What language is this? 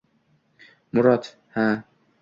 Uzbek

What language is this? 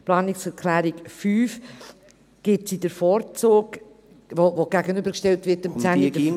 Swiss German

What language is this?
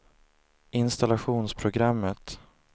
Swedish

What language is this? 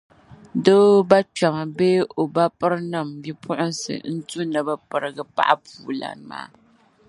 Dagbani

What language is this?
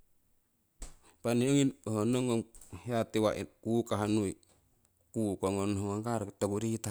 Siwai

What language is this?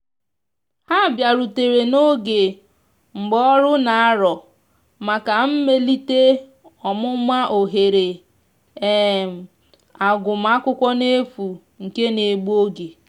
Igbo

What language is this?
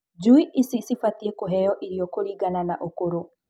Kikuyu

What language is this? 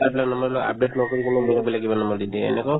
Assamese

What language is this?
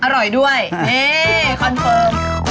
Thai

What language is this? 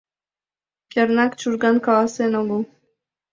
Mari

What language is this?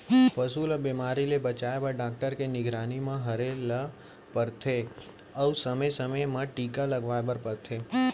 Chhattisgarhi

